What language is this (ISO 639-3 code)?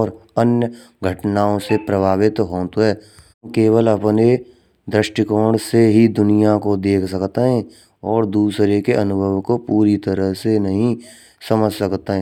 bra